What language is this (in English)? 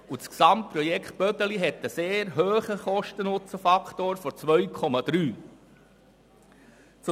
Swiss German